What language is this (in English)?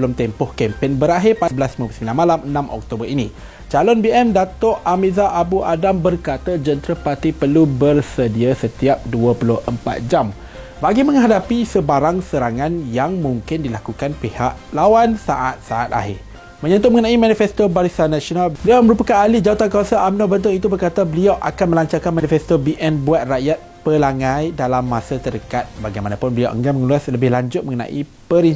Malay